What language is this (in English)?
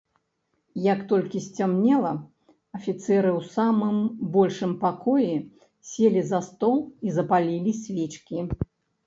Belarusian